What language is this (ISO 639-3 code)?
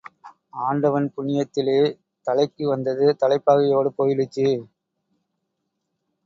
tam